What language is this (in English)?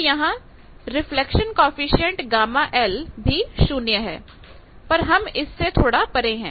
Hindi